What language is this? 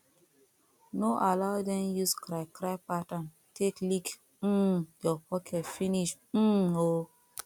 Nigerian Pidgin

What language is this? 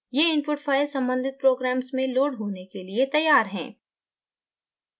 Hindi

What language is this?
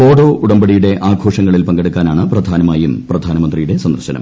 Malayalam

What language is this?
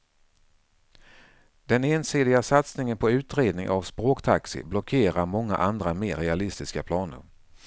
Swedish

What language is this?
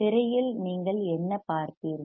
Tamil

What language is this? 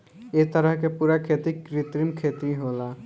Bhojpuri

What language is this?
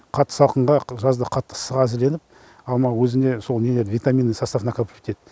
Kazakh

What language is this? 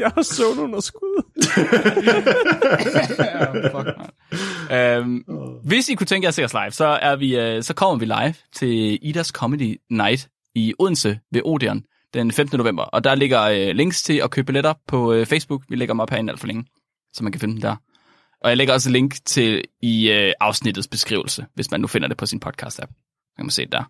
Danish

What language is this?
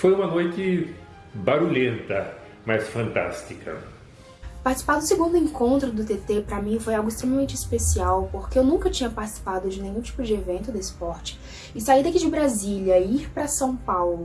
Portuguese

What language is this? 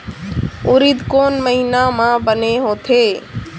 Chhattisgarhi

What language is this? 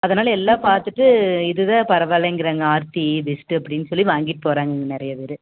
Tamil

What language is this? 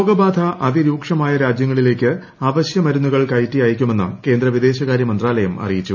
Malayalam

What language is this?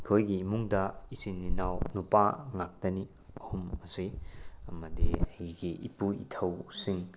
Manipuri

